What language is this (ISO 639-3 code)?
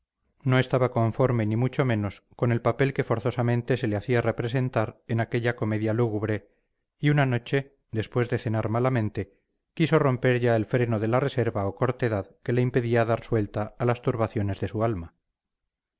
spa